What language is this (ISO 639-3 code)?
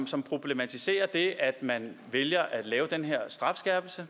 dan